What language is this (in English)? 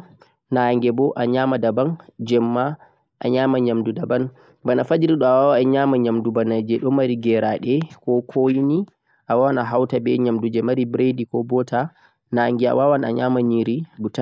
Central-Eastern Niger Fulfulde